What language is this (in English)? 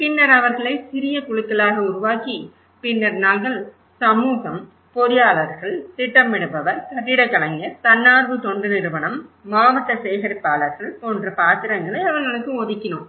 Tamil